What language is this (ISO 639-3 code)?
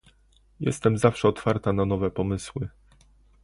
pol